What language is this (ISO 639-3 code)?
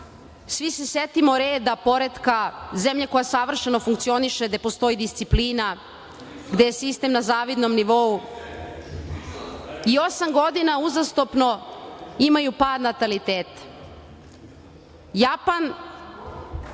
srp